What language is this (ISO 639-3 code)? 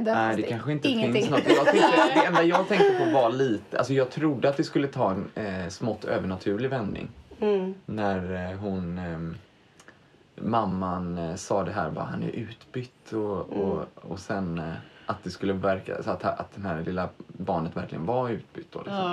swe